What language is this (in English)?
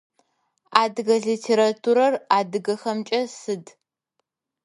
Adyghe